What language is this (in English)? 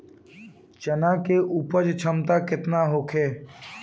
Bhojpuri